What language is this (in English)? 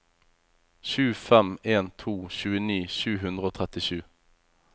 Norwegian